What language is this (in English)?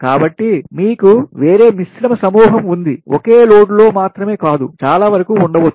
Telugu